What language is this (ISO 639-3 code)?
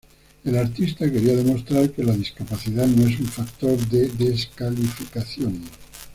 spa